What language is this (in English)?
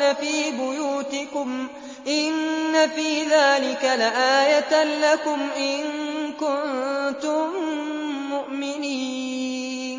Arabic